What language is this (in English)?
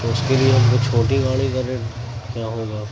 Urdu